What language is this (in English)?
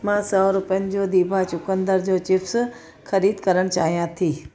Sindhi